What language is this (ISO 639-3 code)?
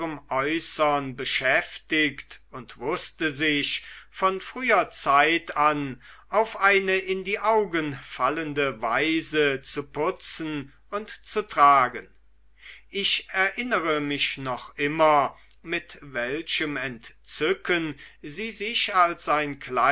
deu